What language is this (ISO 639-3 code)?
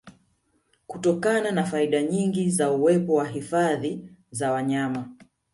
swa